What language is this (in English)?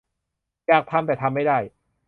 Thai